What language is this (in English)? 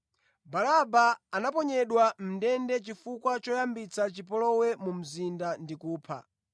Nyanja